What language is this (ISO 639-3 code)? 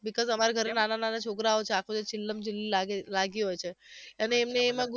guj